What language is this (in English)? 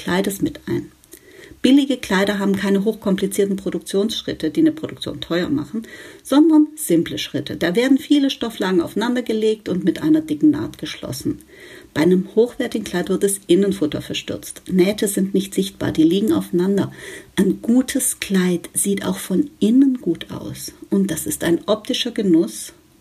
German